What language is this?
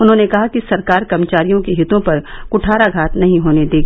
Hindi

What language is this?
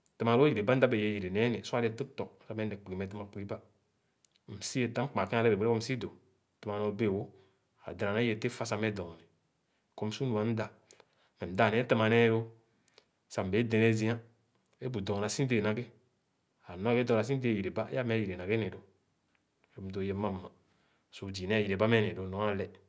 Khana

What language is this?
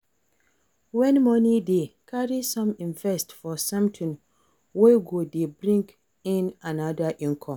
Nigerian Pidgin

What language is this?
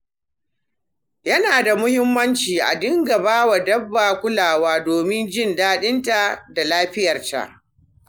Hausa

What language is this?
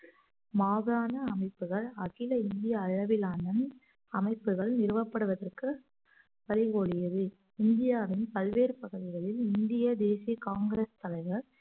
Tamil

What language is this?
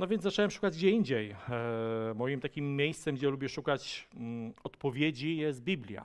Polish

